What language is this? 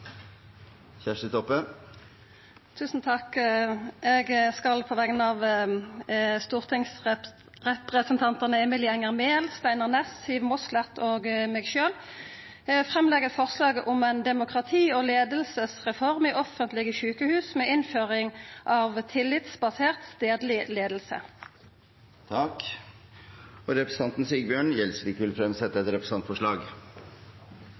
Norwegian Nynorsk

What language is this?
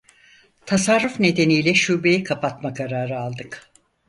Turkish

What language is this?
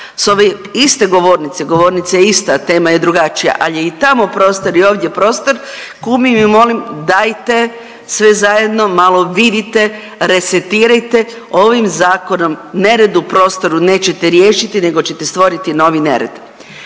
Croatian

